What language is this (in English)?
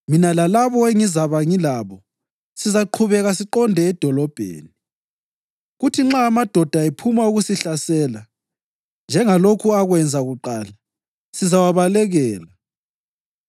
North Ndebele